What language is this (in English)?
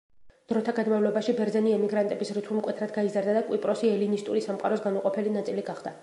Georgian